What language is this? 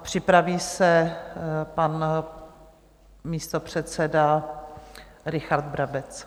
Czech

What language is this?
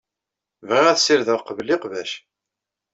Kabyle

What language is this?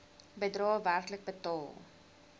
Afrikaans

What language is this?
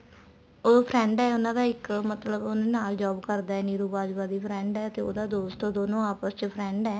Punjabi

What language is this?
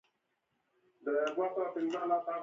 Pashto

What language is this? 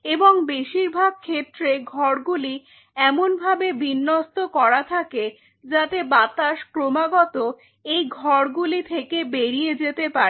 Bangla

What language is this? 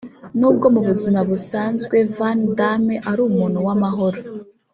Kinyarwanda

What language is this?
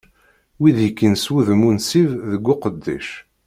Kabyle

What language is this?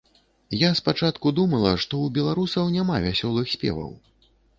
Belarusian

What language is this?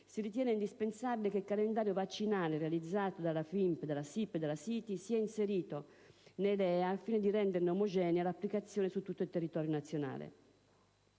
Italian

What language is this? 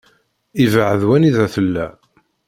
Kabyle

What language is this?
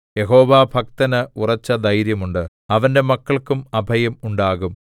Malayalam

